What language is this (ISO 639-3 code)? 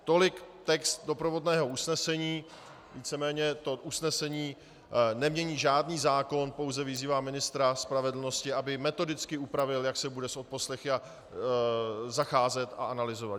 ces